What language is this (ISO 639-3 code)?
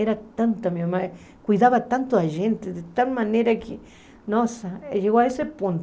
por